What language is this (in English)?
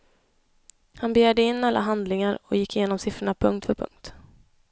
Swedish